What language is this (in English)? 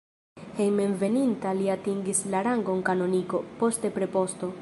Esperanto